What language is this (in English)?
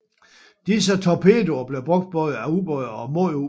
Danish